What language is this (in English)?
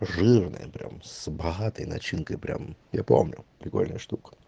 Russian